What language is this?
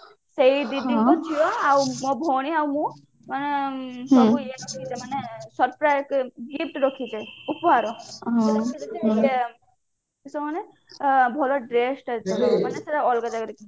Odia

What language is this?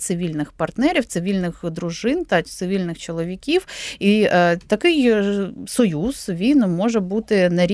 Ukrainian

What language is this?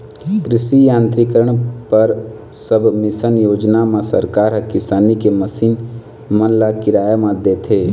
Chhattisgarhi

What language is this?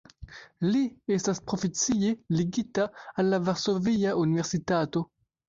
Esperanto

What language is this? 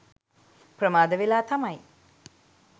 Sinhala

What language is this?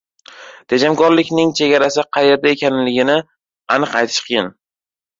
Uzbek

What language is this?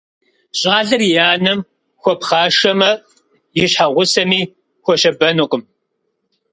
Kabardian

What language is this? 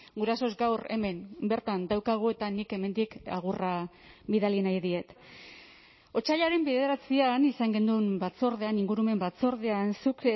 Basque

